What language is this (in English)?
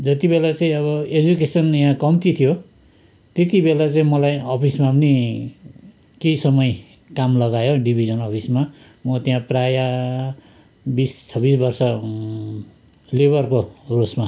Nepali